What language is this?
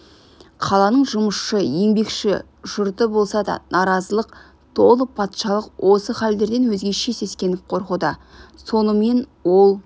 Kazakh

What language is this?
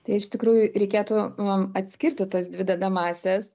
Lithuanian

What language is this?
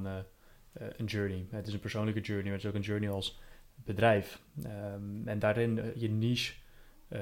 Dutch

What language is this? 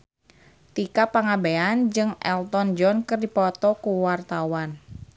Sundanese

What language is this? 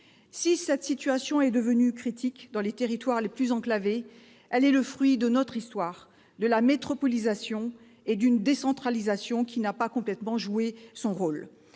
French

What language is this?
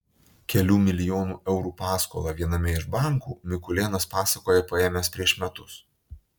Lithuanian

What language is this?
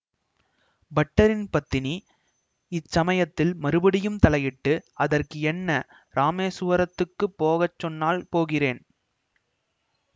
Tamil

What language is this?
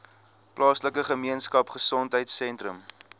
Afrikaans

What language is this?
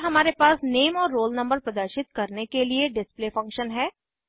Hindi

